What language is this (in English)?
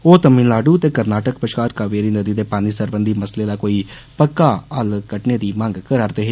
Dogri